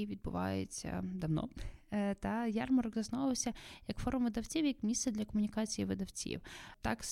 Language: Ukrainian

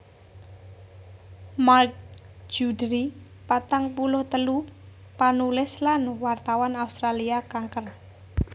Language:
Javanese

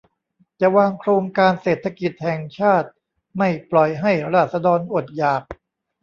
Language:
Thai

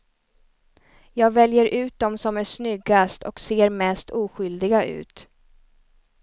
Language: Swedish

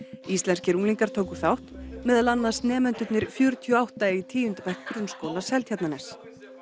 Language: Icelandic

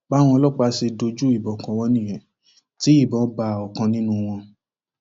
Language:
Yoruba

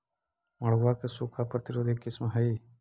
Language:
Magahi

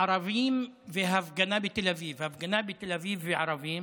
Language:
Hebrew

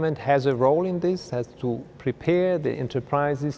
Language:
Vietnamese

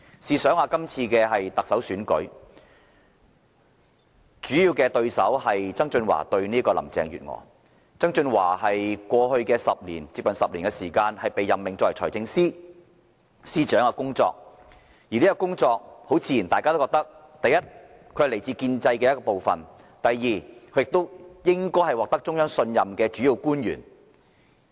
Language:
Cantonese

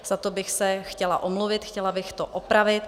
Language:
Czech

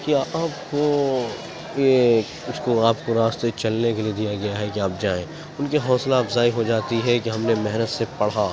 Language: Urdu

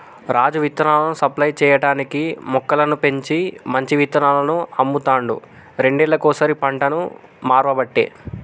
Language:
Telugu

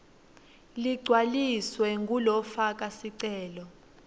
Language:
Swati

